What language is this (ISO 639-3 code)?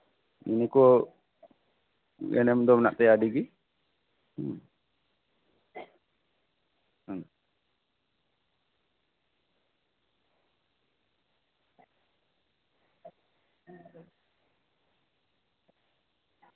sat